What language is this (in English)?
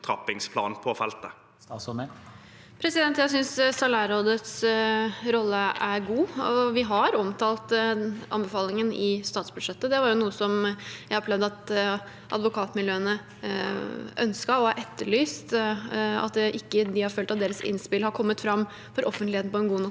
Norwegian